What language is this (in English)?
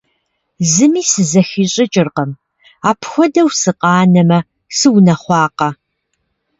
Kabardian